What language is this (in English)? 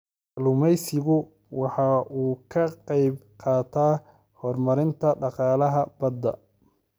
Somali